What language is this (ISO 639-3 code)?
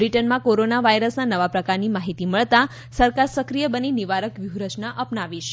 guj